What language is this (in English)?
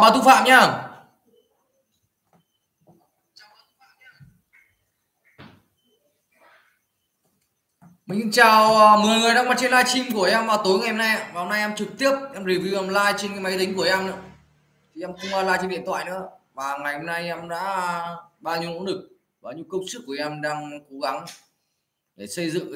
Vietnamese